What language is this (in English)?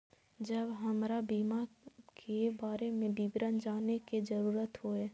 Maithili